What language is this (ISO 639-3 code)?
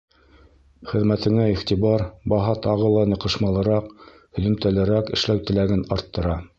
bak